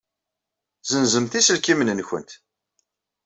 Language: Kabyle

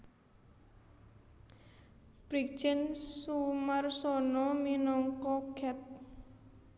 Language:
Javanese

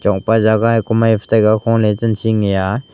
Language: Wancho Naga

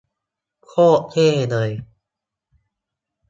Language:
Thai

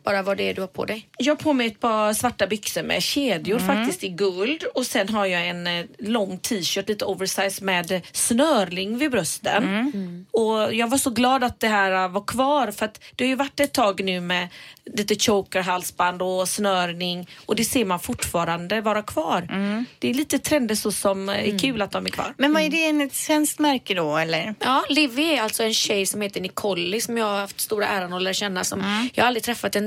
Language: Swedish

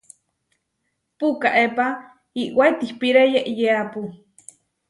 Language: Huarijio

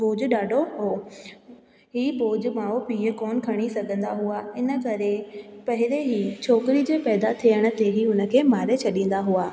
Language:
Sindhi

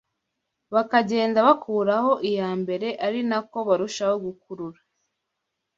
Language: Kinyarwanda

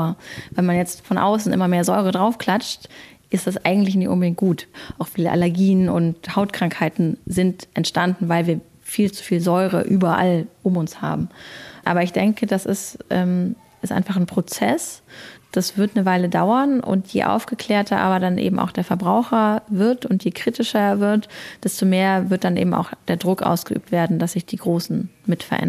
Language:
German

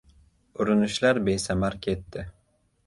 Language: Uzbek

